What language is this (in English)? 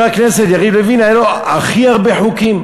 Hebrew